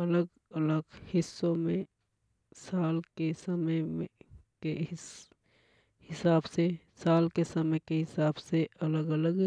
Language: Hadothi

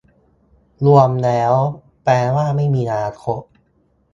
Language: Thai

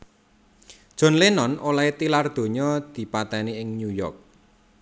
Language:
Javanese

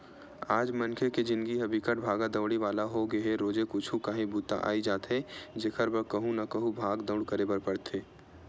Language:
Chhattisgarhi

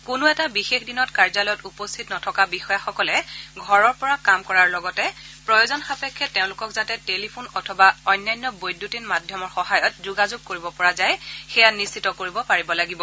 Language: Assamese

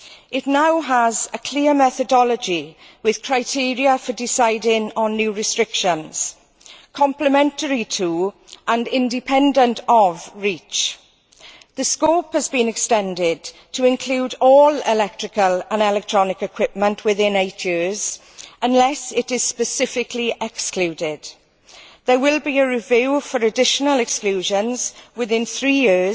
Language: English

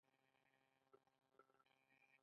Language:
Pashto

